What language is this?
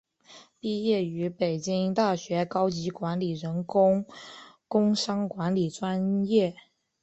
Chinese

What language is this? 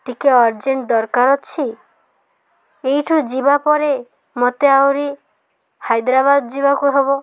Odia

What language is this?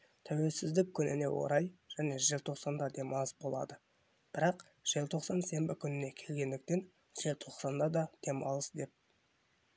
Kazakh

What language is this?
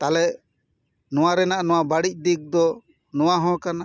Santali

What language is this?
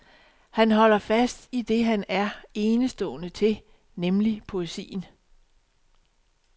Danish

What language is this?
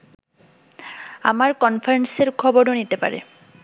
Bangla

